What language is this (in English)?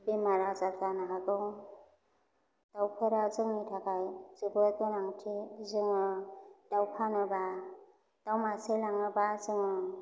Bodo